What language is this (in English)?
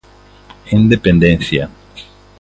Galician